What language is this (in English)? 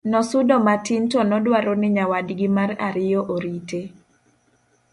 Luo (Kenya and Tanzania)